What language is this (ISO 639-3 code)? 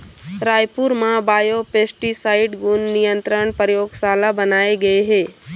hne